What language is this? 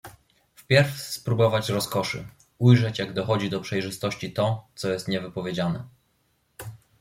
Polish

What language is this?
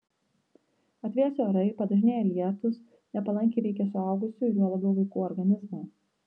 Lithuanian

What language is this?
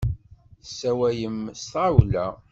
Kabyle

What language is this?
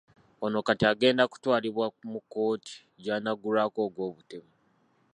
Ganda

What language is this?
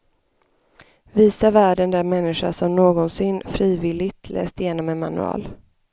Swedish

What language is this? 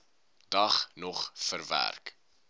Afrikaans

